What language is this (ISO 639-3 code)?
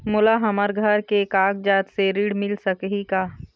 hne